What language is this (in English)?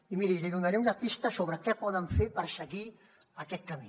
Catalan